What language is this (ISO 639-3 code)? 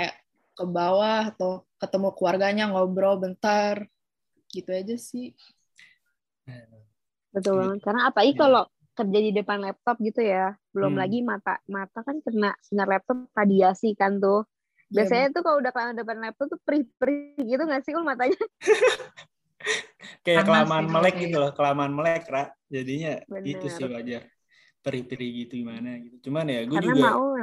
ind